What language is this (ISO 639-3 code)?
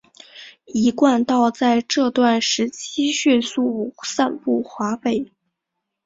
zho